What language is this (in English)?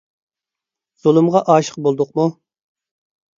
Uyghur